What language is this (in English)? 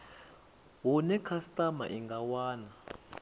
Venda